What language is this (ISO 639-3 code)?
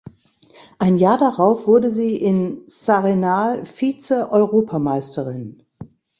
deu